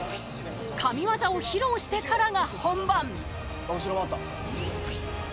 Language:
Japanese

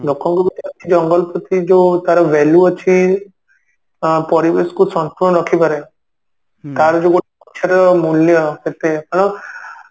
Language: Odia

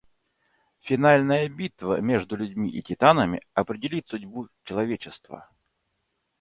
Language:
Russian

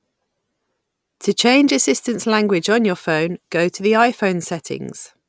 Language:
English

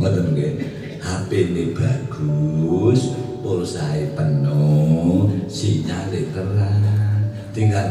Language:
Indonesian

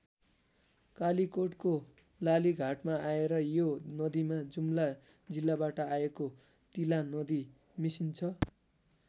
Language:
Nepali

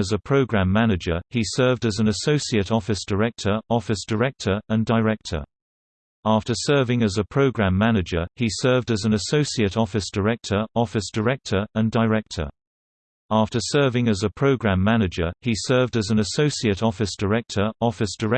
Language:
English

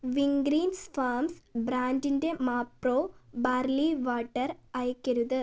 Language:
Malayalam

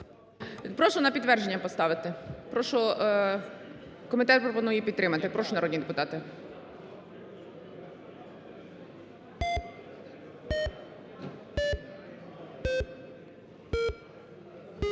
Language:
Ukrainian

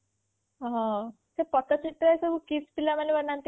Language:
Odia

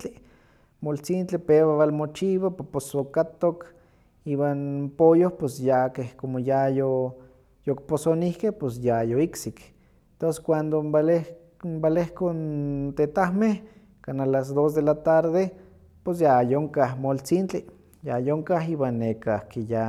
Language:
Huaxcaleca Nahuatl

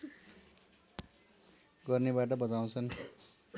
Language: Nepali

